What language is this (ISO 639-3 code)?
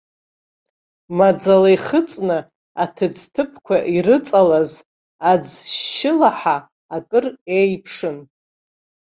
abk